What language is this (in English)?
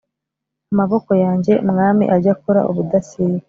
Kinyarwanda